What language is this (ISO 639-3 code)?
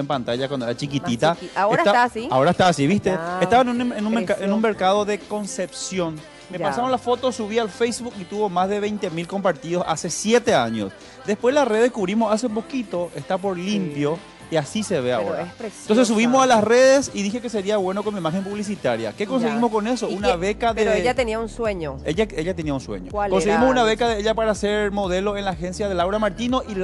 spa